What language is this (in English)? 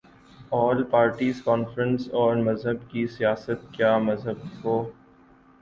Urdu